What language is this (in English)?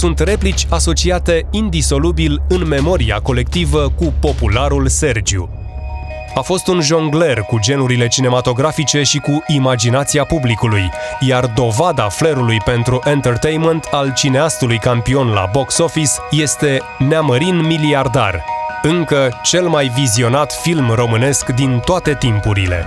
Romanian